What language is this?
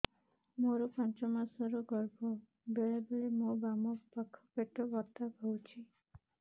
Odia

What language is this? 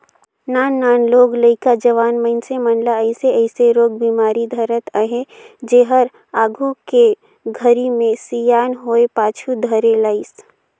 Chhattisgarhi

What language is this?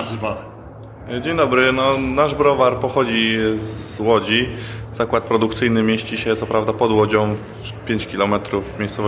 Polish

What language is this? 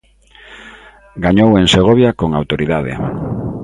Galician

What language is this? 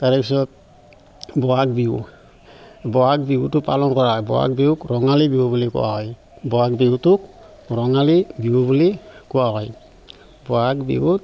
Assamese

